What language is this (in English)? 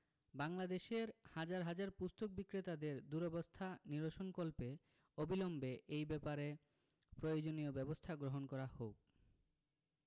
Bangla